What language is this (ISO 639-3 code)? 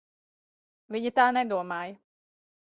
lav